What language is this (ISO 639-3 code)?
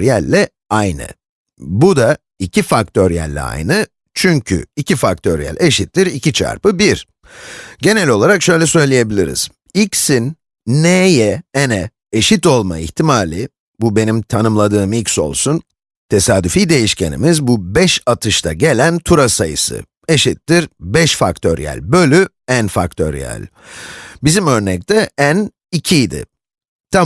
tur